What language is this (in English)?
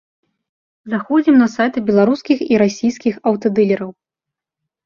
Belarusian